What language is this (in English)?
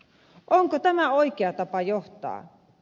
Finnish